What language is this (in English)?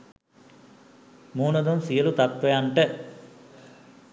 Sinhala